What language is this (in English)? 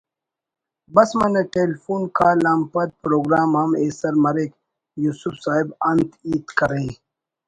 Brahui